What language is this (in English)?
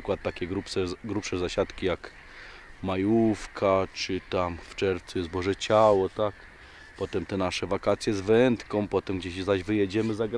Polish